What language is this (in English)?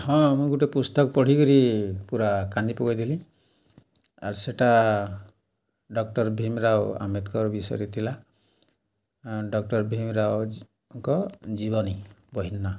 Odia